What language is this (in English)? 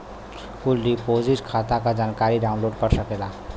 Bhojpuri